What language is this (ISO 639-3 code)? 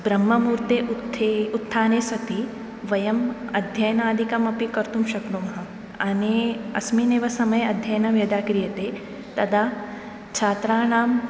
san